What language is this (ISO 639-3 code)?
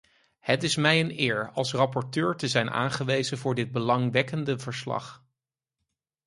nld